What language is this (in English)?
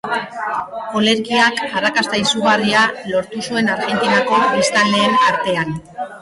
Basque